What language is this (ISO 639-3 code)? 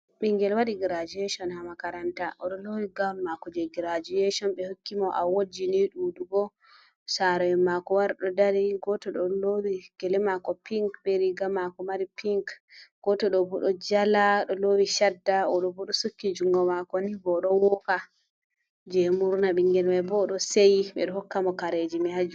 ful